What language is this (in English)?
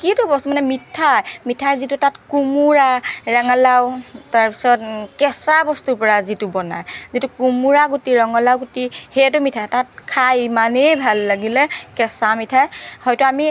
Assamese